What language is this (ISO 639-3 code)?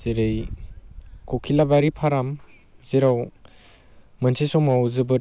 brx